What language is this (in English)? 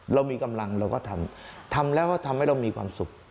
Thai